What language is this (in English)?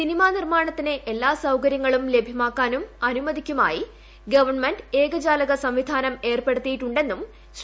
Malayalam